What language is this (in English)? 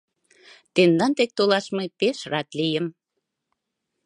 Mari